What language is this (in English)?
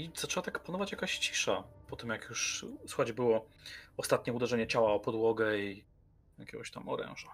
Polish